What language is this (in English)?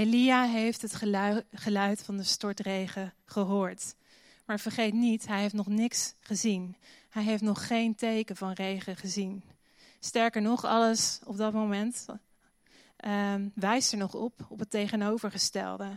Dutch